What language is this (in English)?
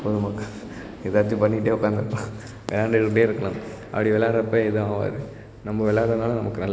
Tamil